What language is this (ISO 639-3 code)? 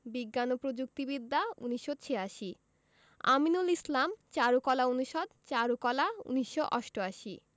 ben